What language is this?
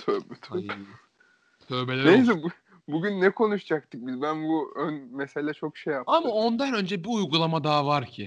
Turkish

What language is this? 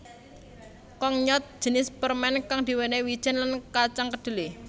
Javanese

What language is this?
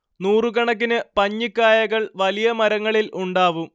Malayalam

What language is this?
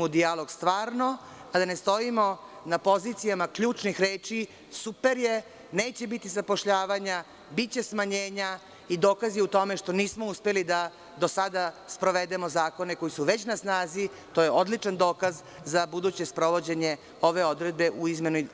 Serbian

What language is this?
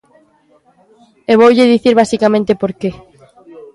Galician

